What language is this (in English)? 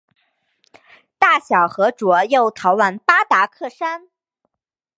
Chinese